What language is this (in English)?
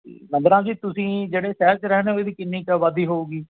Punjabi